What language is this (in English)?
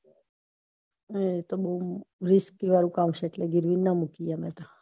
Gujarati